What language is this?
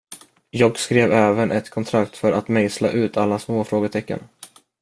Swedish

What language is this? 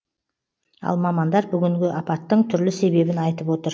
Kazakh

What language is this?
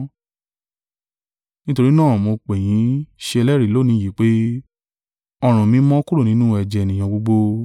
Yoruba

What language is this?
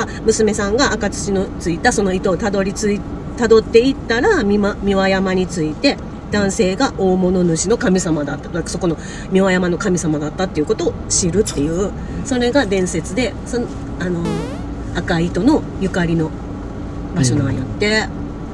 Japanese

